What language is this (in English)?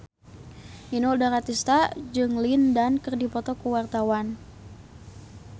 Sundanese